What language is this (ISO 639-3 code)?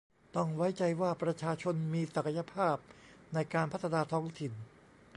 tha